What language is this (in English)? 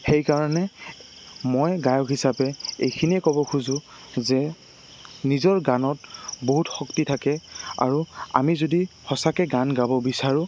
Assamese